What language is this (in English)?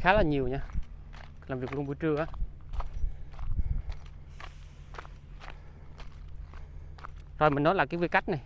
Vietnamese